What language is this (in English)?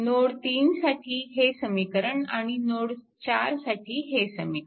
Marathi